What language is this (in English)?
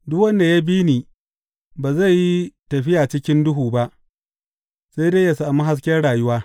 Hausa